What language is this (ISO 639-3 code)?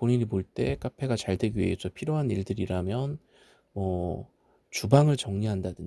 kor